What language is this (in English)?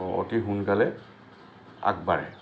Assamese